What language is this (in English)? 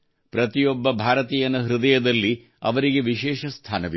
Kannada